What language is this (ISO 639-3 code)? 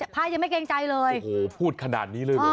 tha